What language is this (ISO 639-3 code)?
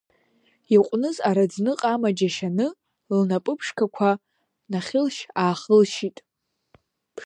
abk